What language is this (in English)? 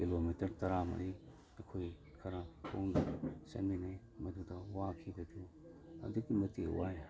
Manipuri